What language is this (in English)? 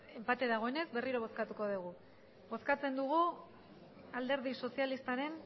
Basque